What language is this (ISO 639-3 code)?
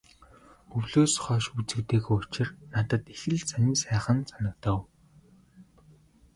mon